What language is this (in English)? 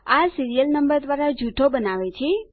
Gujarati